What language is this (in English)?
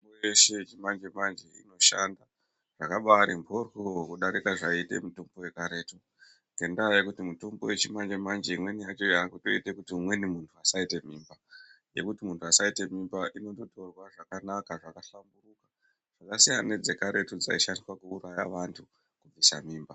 Ndau